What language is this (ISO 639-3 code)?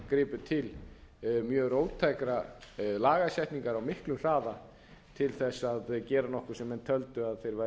isl